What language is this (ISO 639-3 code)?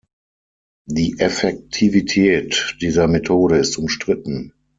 deu